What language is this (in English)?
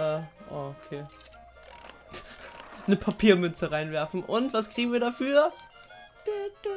German